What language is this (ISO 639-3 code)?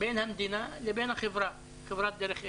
heb